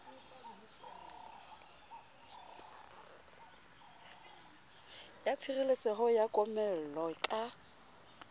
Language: Southern Sotho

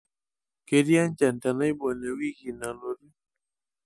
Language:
Masai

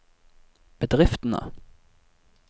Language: Norwegian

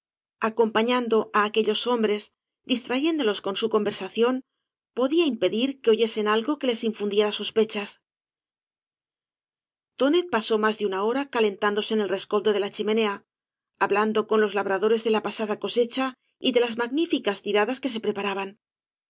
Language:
Spanish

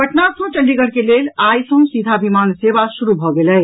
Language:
Maithili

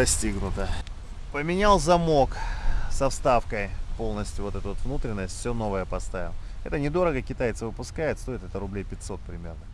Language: Russian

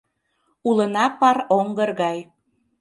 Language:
Mari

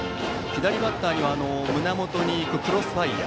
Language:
Japanese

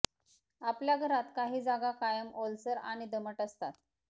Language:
Marathi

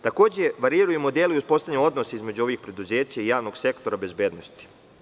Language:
Serbian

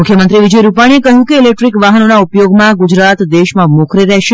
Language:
Gujarati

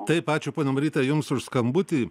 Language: Lithuanian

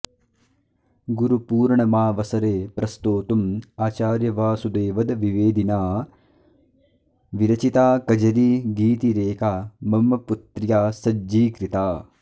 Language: Sanskrit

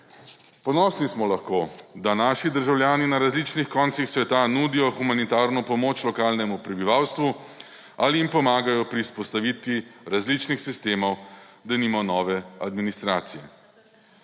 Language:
Slovenian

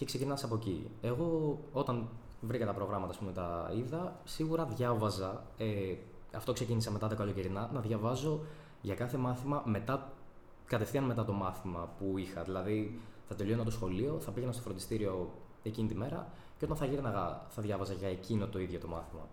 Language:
Greek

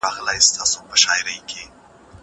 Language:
Pashto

